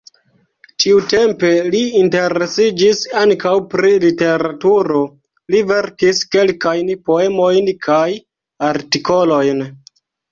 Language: Esperanto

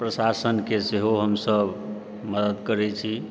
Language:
Maithili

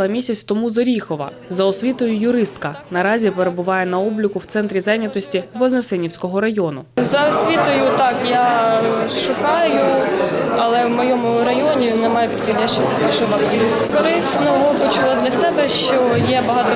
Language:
Ukrainian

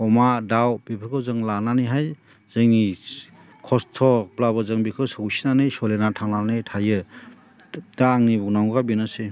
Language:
Bodo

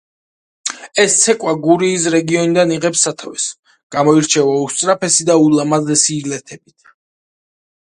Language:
Georgian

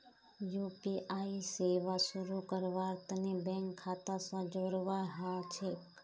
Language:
Magahi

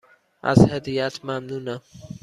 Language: Persian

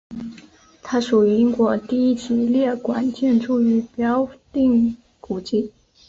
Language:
Chinese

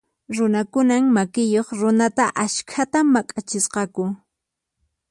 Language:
Puno Quechua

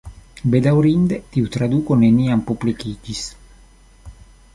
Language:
Esperanto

